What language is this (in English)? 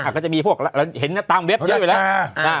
Thai